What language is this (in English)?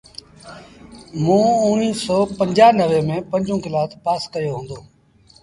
Sindhi Bhil